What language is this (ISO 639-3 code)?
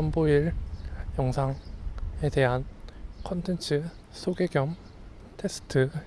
kor